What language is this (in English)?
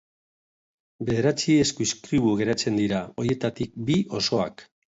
Basque